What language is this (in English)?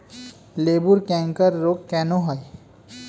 Bangla